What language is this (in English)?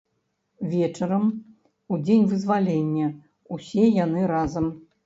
Belarusian